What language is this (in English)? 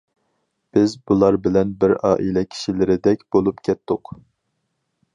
Uyghur